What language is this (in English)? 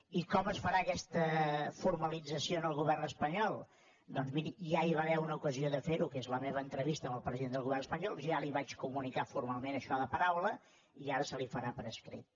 Catalan